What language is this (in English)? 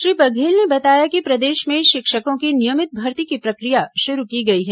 Hindi